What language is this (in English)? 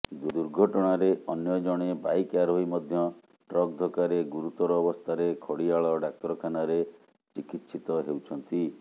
Odia